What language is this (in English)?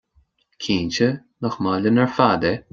Irish